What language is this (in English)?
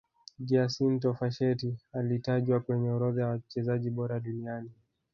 Swahili